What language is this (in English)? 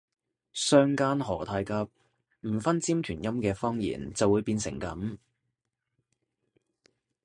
Cantonese